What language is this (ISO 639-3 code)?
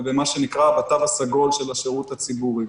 heb